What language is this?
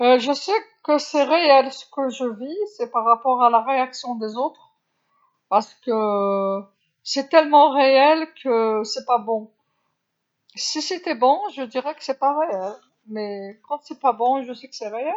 Algerian Arabic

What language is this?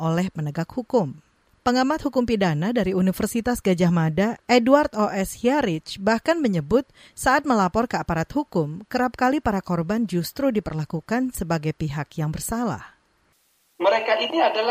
Indonesian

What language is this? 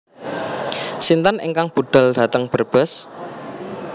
Javanese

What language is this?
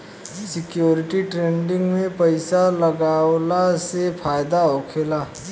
Bhojpuri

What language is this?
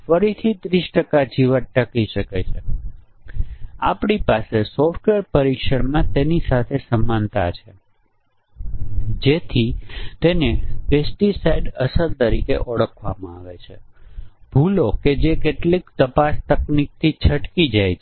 Gujarati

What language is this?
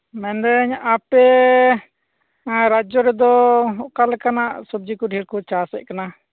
Santali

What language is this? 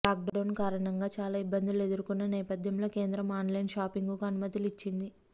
Telugu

